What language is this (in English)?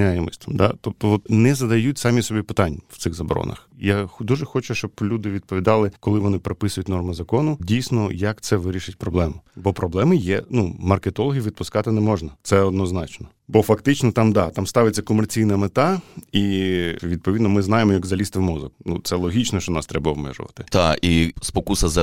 Ukrainian